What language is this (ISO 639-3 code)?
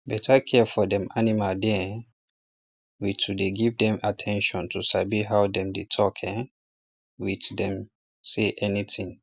pcm